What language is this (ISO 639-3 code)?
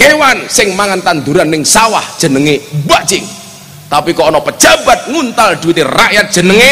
ind